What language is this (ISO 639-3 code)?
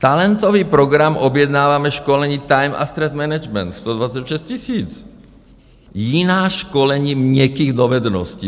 ces